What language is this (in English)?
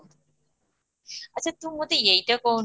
Odia